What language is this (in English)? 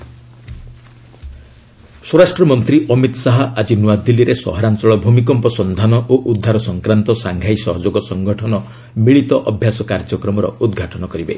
Odia